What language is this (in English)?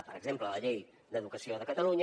Catalan